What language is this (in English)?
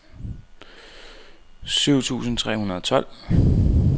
Danish